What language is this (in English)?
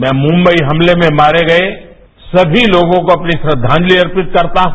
Hindi